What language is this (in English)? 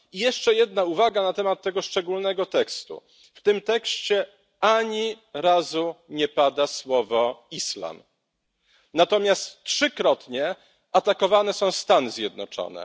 Polish